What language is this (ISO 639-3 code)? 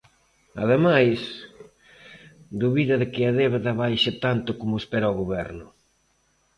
glg